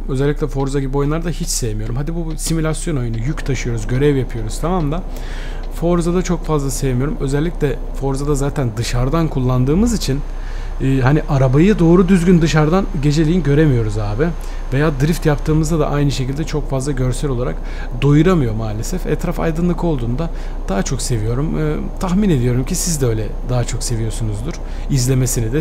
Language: Turkish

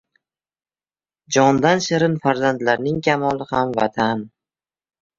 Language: Uzbek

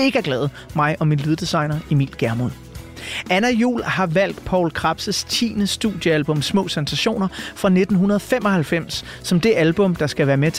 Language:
Danish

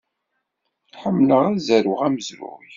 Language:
Kabyle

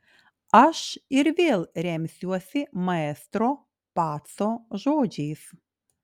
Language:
Lithuanian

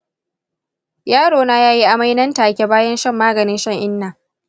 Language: Hausa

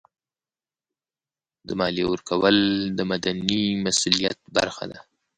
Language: Pashto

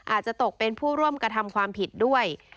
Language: Thai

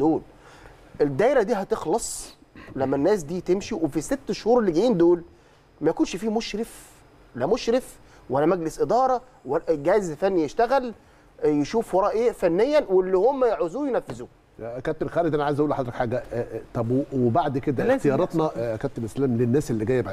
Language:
Arabic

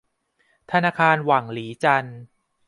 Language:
Thai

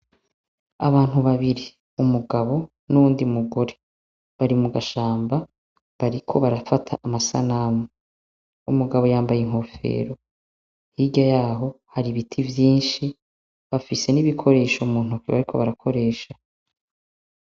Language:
Rundi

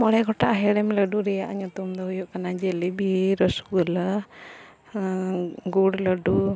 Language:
Santali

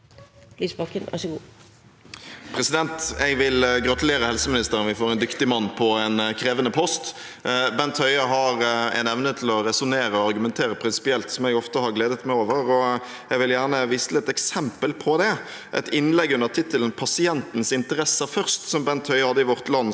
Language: Norwegian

